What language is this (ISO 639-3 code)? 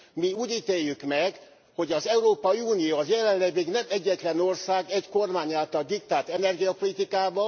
hun